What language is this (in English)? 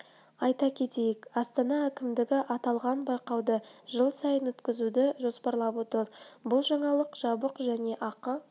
Kazakh